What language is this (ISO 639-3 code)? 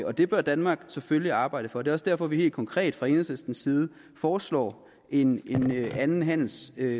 dan